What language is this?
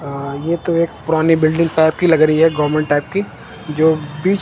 Hindi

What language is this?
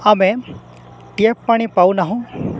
Odia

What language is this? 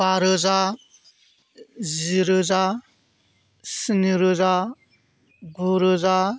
Bodo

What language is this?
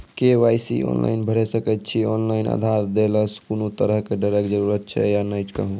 Maithili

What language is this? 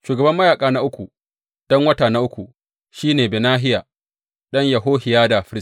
Hausa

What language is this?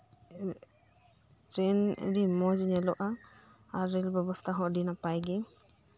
Santali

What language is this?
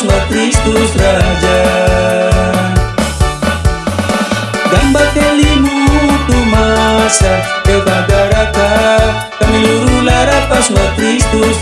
Indonesian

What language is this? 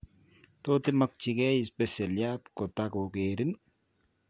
Kalenjin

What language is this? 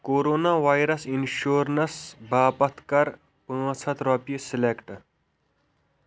Kashmiri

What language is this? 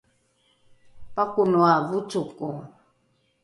Rukai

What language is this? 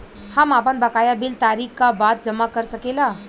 Bhojpuri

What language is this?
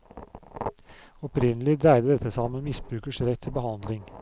Norwegian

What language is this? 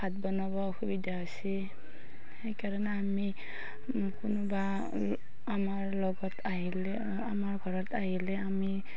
Assamese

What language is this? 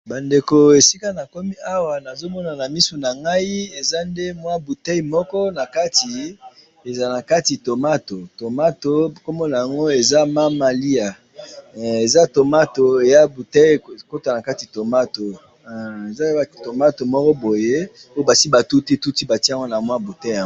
Lingala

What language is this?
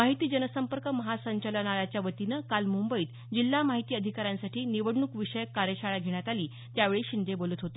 Marathi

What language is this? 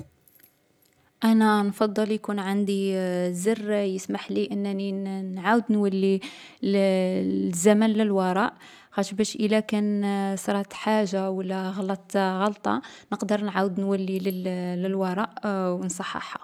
Algerian Arabic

